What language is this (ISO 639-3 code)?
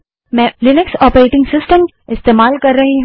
hin